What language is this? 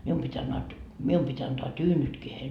Finnish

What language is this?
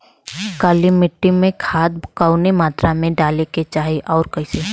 Bhojpuri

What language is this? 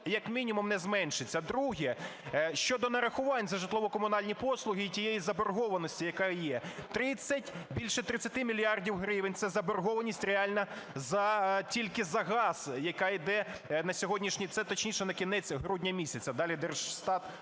Ukrainian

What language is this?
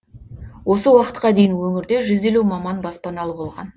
Kazakh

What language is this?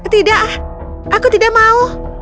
Indonesian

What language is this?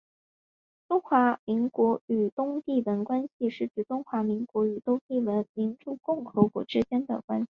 Chinese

